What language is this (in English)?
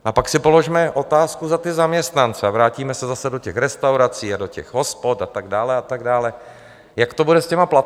Czech